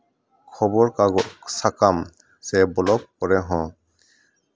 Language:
Santali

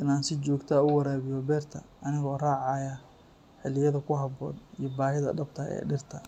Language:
Somali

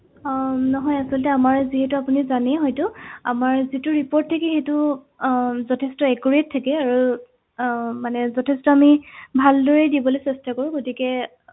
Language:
Assamese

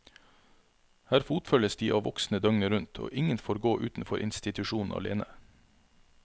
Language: Norwegian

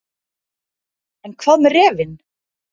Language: Icelandic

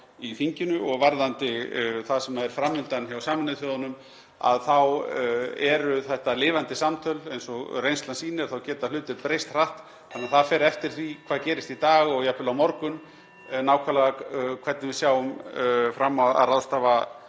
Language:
Icelandic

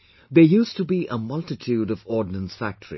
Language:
English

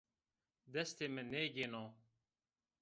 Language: Zaza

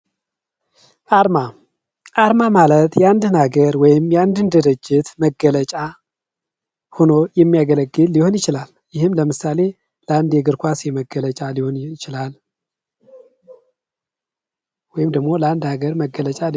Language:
Amharic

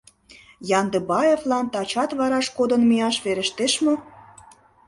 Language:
Mari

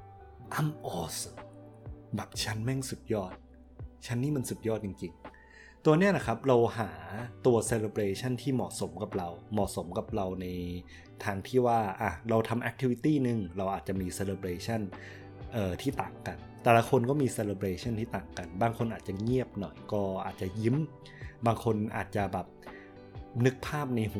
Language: Thai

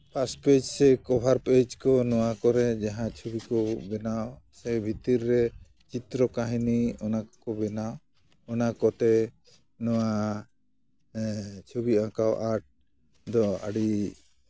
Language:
Santali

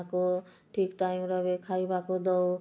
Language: Odia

